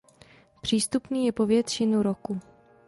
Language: Czech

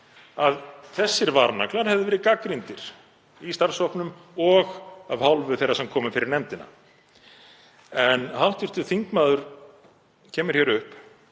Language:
Icelandic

